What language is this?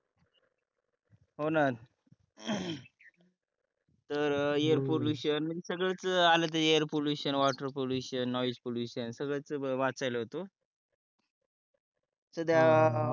Marathi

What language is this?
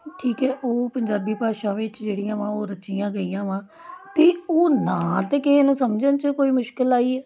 Punjabi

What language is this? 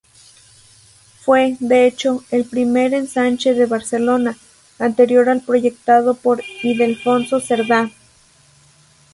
Spanish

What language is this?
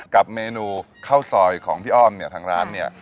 Thai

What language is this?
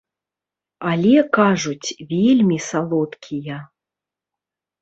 Belarusian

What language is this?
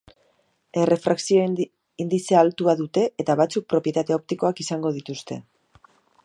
Basque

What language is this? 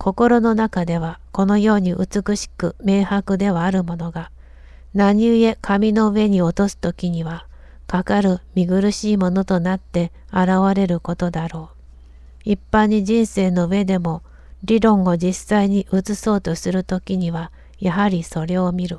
Japanese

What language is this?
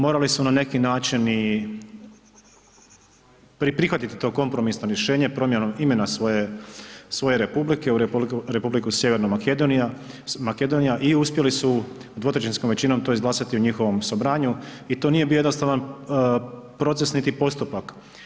Croatian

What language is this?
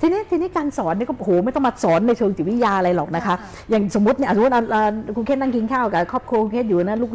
Thai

